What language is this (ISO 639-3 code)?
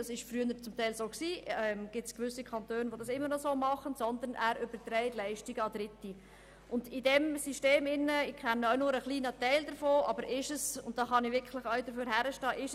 gsw